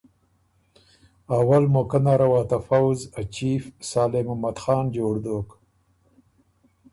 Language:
Ormuri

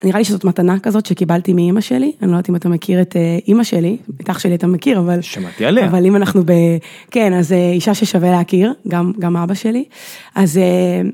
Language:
Hebrew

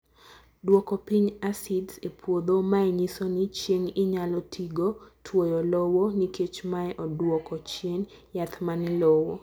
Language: Luo (Kenya and Tanzania)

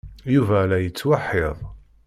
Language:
Kabyle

